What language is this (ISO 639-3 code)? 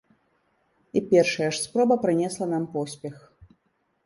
bel